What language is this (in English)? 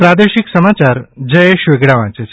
Gujarati